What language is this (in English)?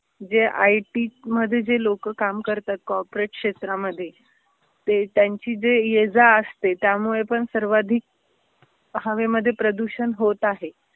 Marathi